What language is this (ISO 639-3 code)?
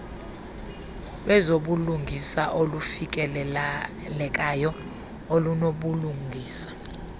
xho